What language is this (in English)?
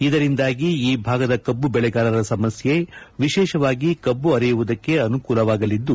Kannada